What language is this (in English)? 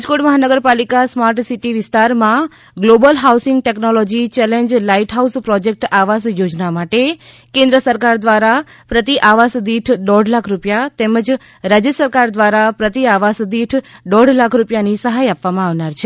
Gujarati